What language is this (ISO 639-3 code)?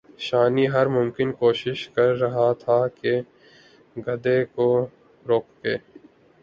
urd